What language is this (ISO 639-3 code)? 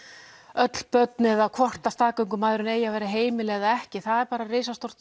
isl